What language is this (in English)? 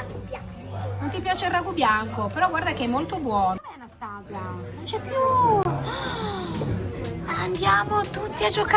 Italian